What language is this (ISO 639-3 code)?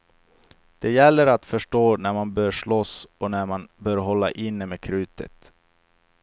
swe